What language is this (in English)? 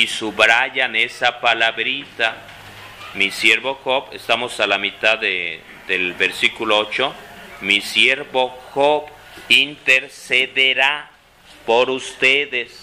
Spanish